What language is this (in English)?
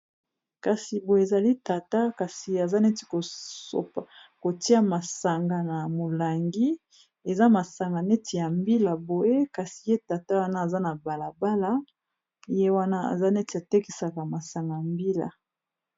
Lingala